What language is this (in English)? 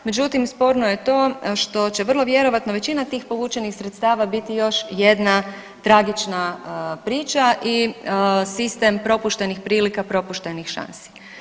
Croatian